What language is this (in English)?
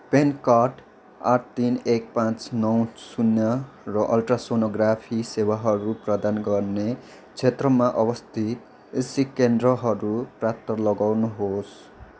Nepali